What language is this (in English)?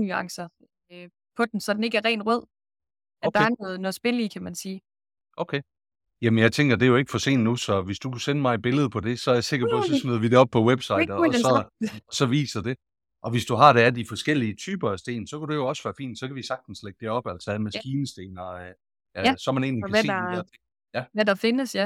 Danish